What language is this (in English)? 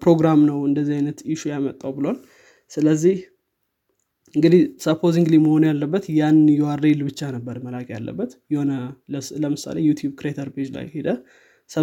Amharic